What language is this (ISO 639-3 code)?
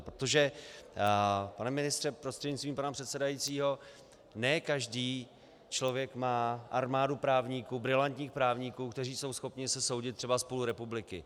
ces